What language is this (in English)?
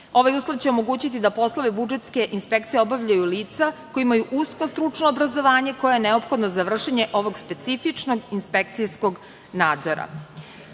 Serbian